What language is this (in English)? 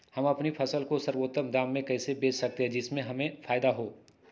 Magahi